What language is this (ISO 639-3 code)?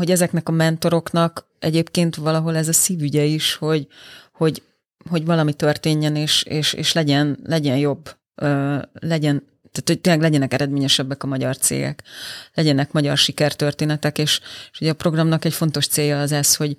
hun